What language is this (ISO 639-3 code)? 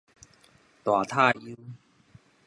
nan